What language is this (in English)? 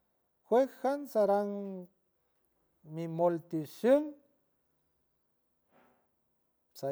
San Francisco Del Mar Huave